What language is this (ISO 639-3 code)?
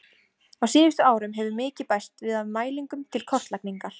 isl